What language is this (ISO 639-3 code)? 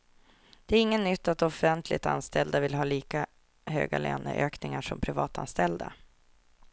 swe